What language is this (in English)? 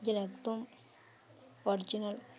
Bangla